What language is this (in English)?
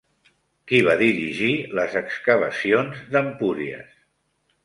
Catalan